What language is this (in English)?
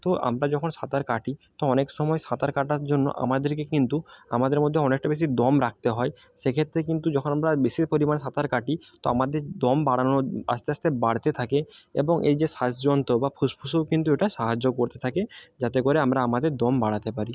Bangla